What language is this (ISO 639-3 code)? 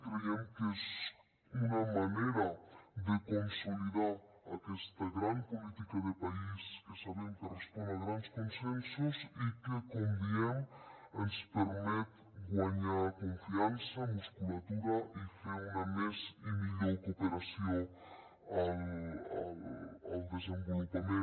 cat